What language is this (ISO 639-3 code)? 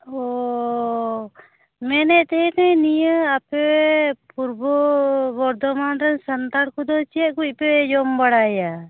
sat